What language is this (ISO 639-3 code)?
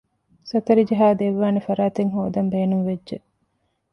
div